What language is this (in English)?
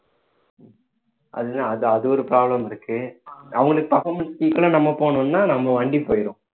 Tamil